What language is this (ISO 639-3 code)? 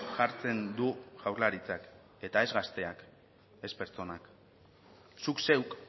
eus